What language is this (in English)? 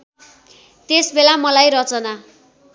Nepali